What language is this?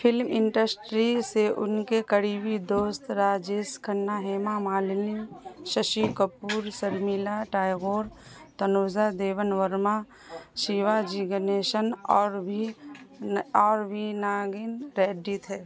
Urdu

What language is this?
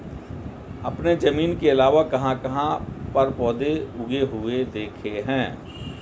Hindi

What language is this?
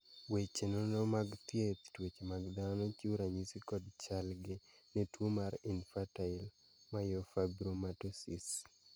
Luo (Kenya and Tanzania)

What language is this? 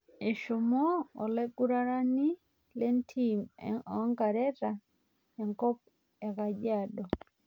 Masai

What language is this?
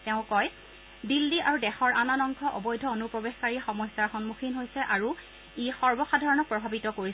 Assamese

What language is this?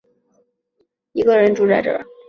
Chinese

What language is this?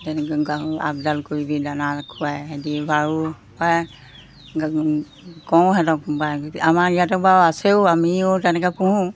Assamese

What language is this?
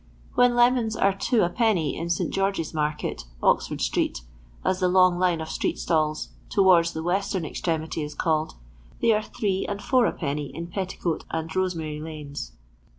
English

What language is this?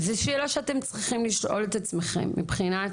Hebrew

